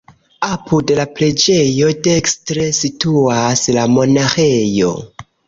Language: Esperanto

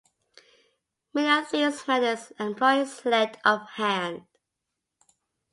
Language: English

